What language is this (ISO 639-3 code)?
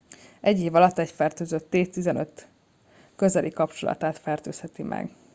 hun